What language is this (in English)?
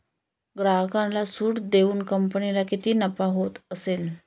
Marathi